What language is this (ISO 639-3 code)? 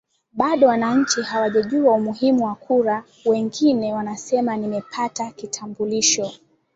swa